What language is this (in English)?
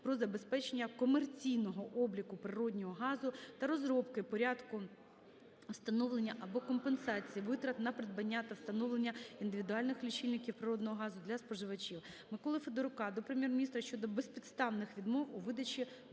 Ukrainian